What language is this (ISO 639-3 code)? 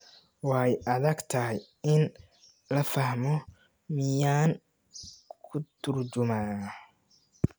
som